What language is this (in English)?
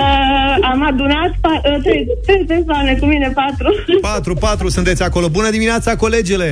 Romanian